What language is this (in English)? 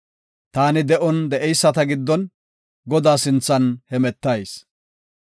Gofa